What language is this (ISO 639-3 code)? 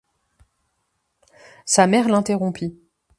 fra